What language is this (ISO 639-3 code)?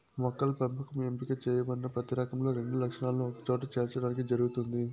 tel